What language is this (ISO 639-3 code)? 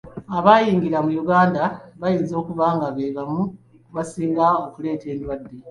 lug